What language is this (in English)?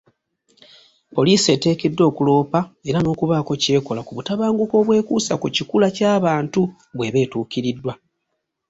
Ganda